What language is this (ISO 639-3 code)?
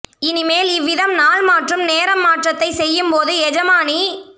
tam